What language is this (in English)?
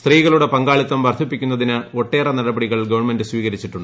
Malayalam